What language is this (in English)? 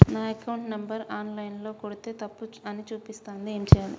Telugu